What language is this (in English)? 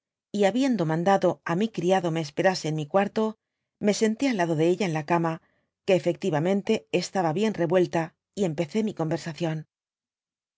Spanish